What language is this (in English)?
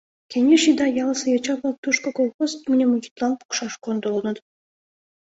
Mari